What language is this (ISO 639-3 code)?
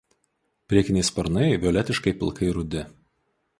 lit